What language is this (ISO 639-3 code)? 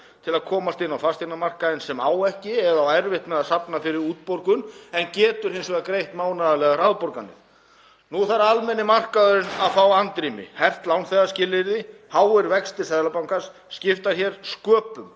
isl